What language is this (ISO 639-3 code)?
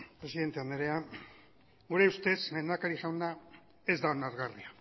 eus